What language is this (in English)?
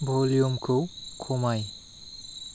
Bodo